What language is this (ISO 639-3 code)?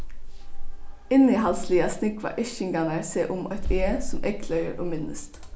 fao